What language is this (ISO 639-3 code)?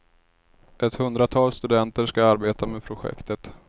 swe